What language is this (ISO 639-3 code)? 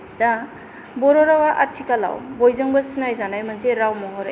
brx